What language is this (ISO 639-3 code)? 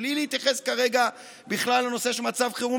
heb